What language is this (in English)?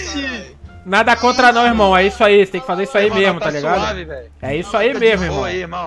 Portuguese